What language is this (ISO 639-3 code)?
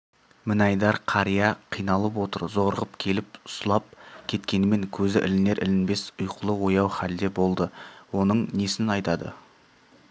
kaz